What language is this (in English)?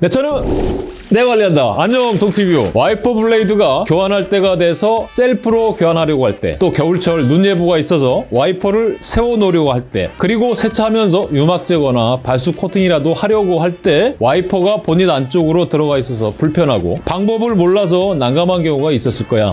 Korean